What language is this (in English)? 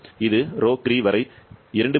Tamil